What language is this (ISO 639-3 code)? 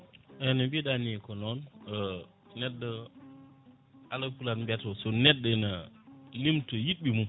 ful